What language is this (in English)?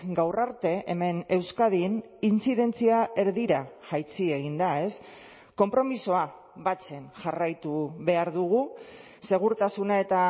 Basque